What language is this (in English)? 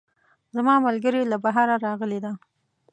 Pashto